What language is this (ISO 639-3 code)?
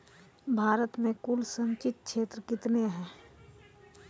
mai